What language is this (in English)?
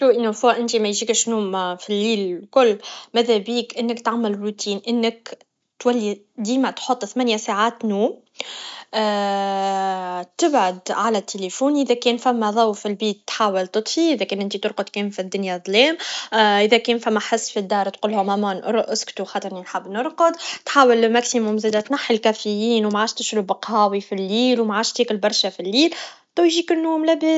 Tunisian Arabic